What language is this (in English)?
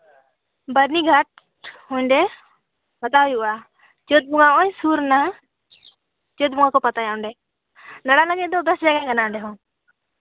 Santali